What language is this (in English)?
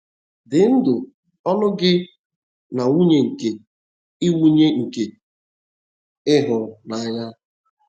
Igbo